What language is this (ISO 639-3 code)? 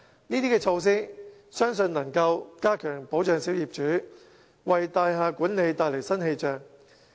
yue